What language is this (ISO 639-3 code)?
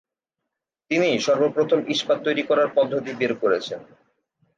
ben